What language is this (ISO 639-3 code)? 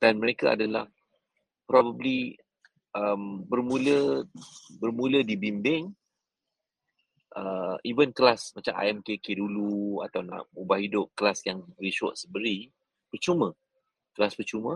msa